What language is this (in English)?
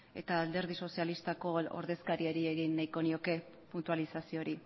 Basque